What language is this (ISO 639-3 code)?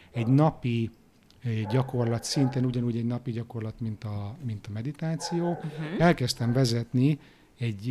hun